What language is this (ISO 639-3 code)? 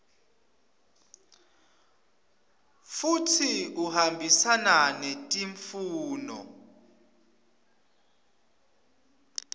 ssw